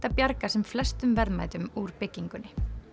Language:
Icelandic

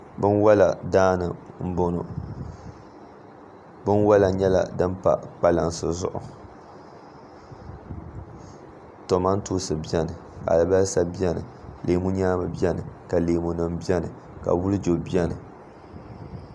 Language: Dagbani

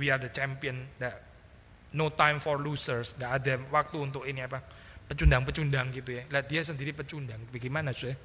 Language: Indonesian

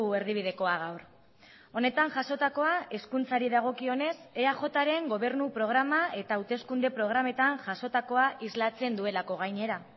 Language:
Basque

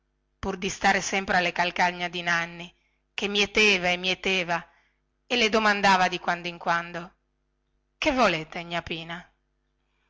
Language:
Italian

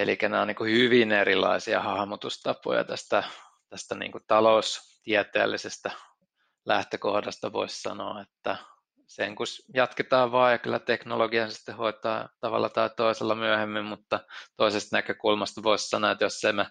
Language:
Finnish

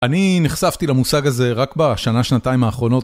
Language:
Hebrew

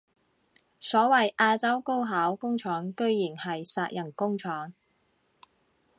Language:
Cantonese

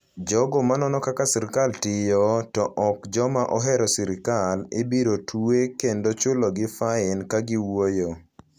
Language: Luo (Kenya and Tanzania)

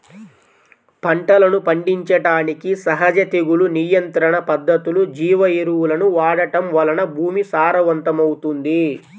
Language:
Telugu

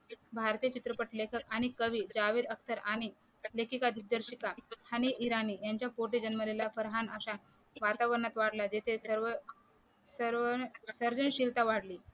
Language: Marathi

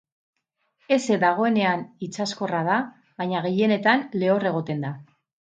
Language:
Basque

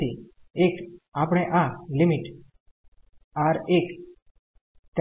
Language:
Gujarati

